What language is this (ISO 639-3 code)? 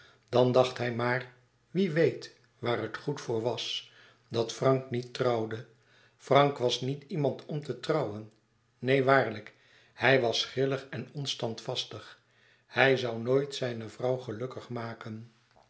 nld